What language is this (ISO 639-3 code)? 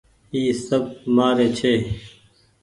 gig